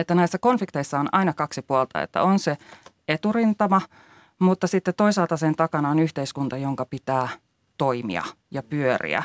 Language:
Finnish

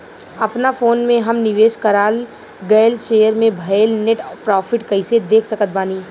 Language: Bhojpuri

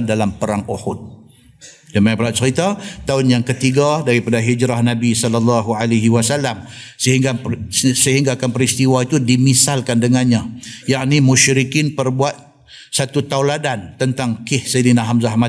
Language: Malay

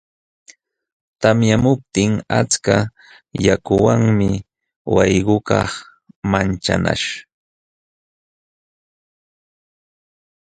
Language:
Jauja Wanca Quechua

